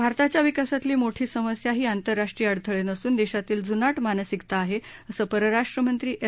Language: Marathi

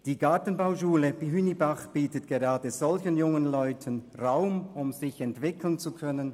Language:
Swiss German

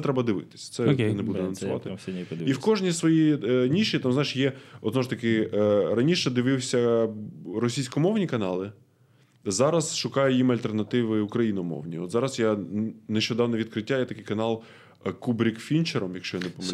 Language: Ukrainian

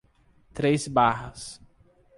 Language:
Portuguese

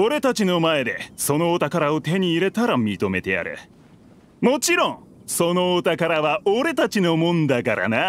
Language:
Japanese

